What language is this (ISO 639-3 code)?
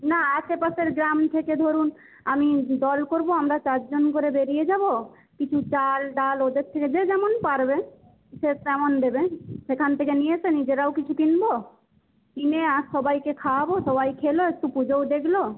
ben